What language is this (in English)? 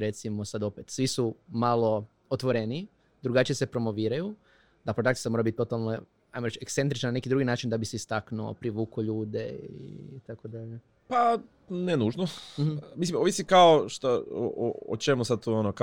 Croatian